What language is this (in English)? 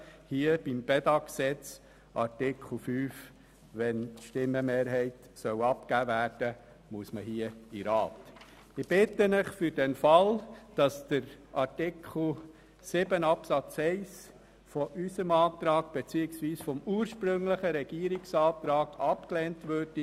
Swiss German